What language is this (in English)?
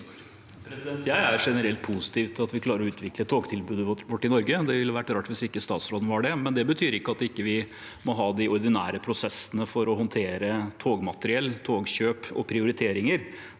Norwegian